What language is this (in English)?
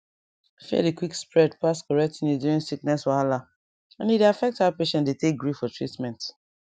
Nigerian Pidgin